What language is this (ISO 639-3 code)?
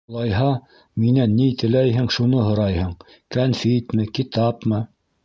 bak